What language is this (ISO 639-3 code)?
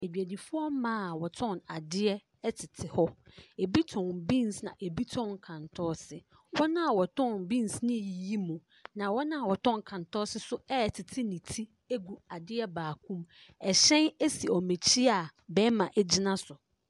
aka